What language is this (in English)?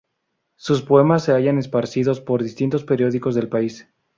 Spanish